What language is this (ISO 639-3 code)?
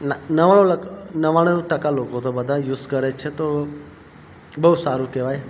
guj